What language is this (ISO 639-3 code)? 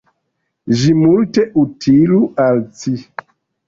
epo